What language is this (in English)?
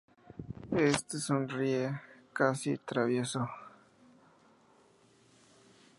Spanish